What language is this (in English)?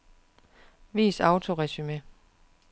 Danish